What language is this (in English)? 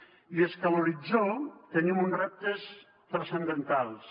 Catalan